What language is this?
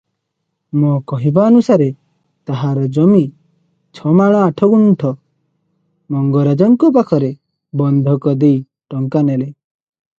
Odia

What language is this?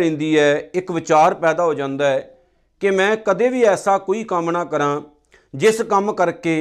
Punjabi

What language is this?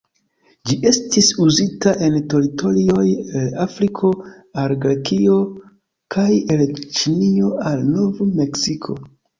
Esperanto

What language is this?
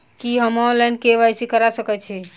Maithili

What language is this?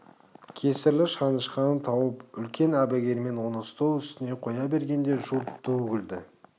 Kazakh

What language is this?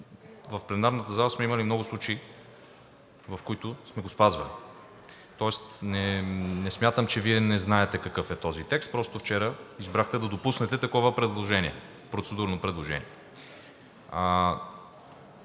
Bulgarian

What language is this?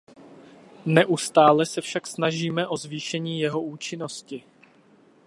Czech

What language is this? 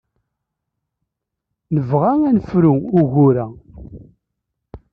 Kabyle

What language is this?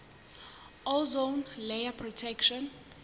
Southern Sotho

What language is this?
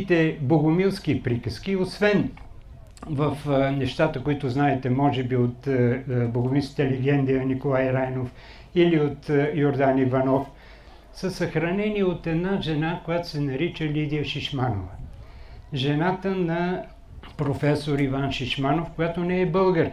Bulgarian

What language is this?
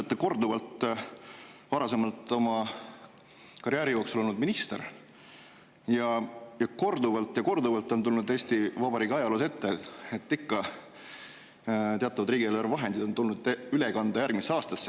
Estonian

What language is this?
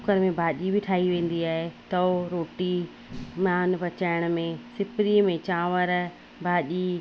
Sindhi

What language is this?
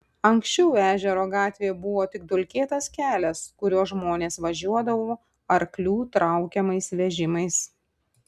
Lithuanian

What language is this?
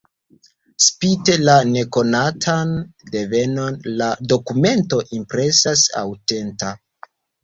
Esperanto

